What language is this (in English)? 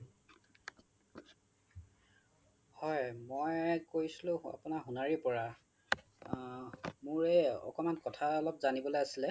Assamese